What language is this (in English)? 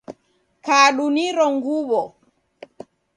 Taita